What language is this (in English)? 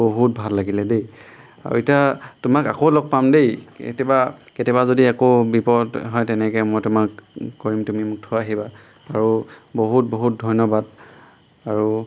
Assamese